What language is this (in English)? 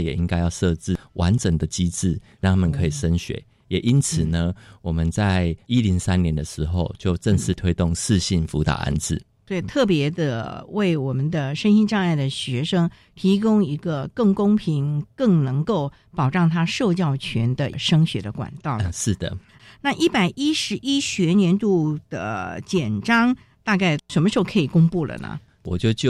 Chinese